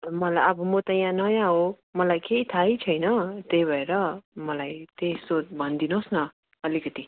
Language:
Nepali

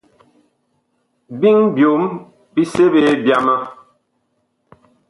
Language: Bakoko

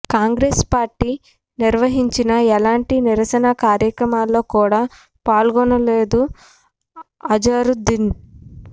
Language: Telugu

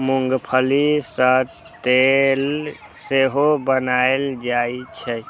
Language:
Maithili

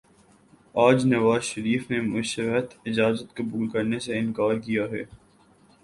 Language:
Urdu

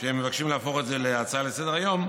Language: Hebrew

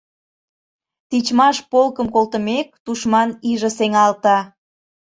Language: Mari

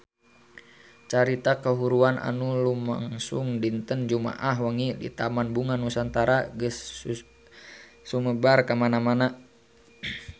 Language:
Sundanese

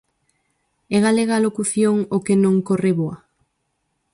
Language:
Galician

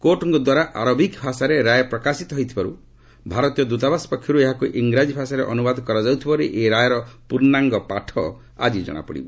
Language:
Odia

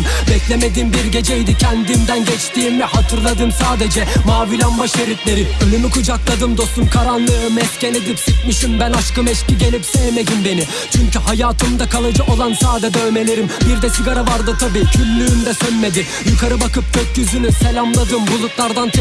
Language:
Turkish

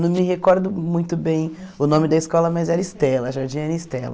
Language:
Portuguese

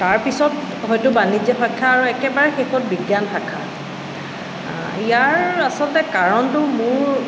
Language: Assamese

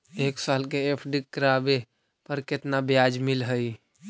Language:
Magahi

